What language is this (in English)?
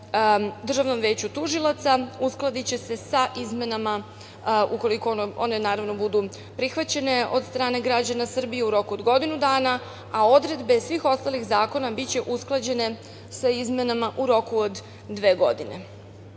Serbian